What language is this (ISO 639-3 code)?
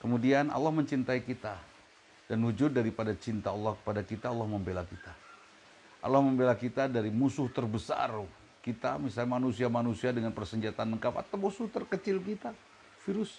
ind